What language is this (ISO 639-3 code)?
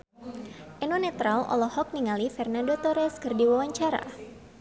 sun